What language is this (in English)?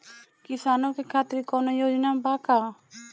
Bhojpuri